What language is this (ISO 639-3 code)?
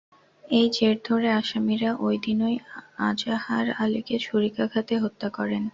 ben